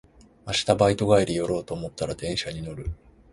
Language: Japanese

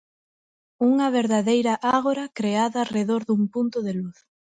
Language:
Galician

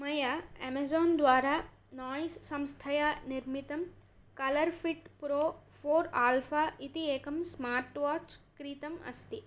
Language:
Sanskrit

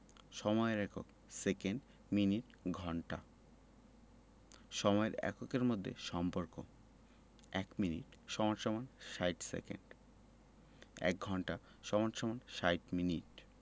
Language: Bangla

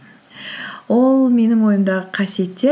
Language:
Kazakh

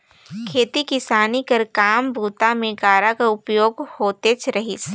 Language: Chhattisgarhi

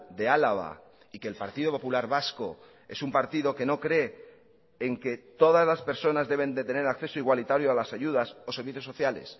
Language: Spanish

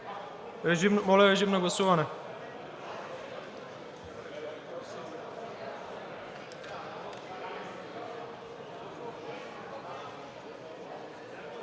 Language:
Bulgarian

